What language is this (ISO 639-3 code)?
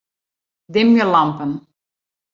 fry